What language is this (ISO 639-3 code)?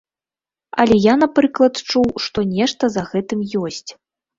bel